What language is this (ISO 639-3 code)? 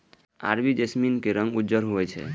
mai